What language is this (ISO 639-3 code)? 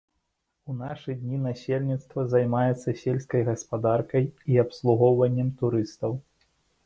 bel